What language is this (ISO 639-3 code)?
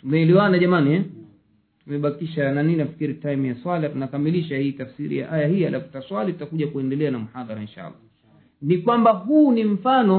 swa